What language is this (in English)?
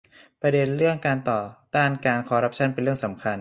Thai